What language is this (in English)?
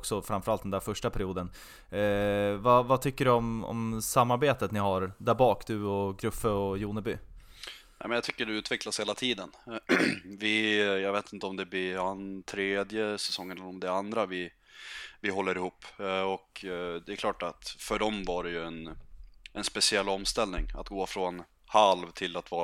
Swedish